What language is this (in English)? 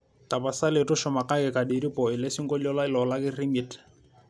Masai